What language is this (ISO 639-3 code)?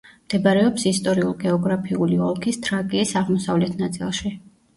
kat